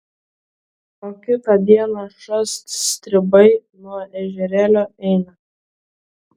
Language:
Lithuanian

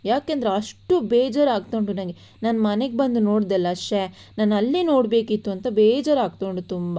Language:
Kannada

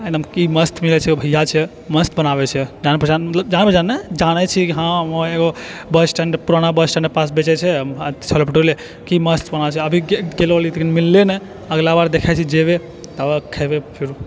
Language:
Maithili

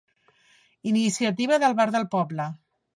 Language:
Catalan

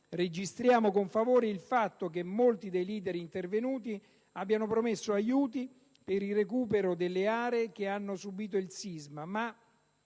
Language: Italian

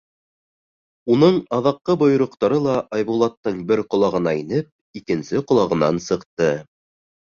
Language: Bashkir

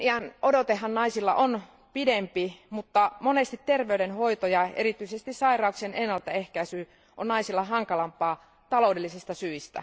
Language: Finnish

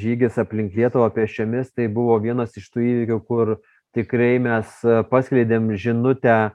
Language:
Lithuanian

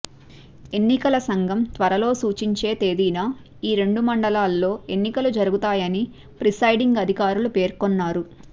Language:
Telugu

